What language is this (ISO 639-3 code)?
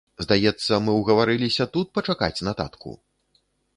bel